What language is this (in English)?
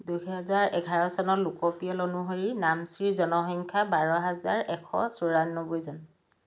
Assamese